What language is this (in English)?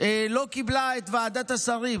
Hebrew